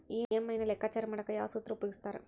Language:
Kannada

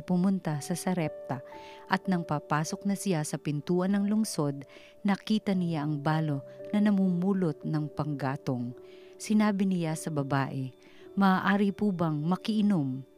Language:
Filipino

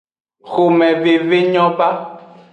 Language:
Aja (Benin)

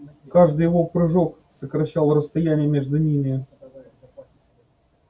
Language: Russian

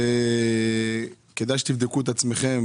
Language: Hebrew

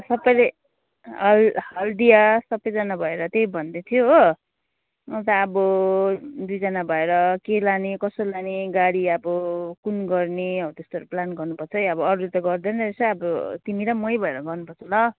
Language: Nepali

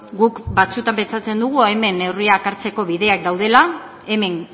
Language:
Basque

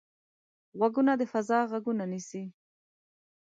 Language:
Pashto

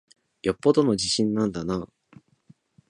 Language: Japanese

